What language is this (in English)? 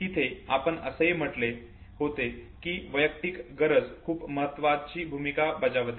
Marathi